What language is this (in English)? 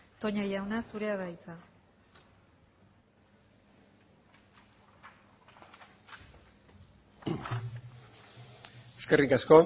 Basque